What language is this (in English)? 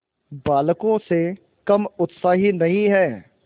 Hindi